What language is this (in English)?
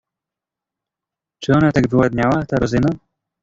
Polish